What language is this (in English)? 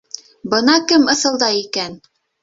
Bashkir